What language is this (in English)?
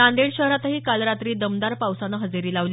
Marathi